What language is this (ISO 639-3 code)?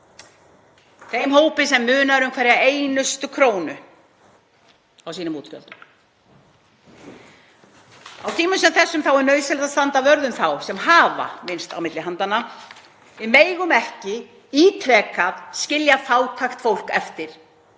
isl